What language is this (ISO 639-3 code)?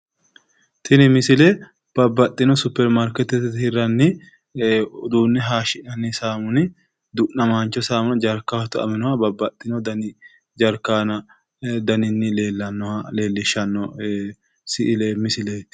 sid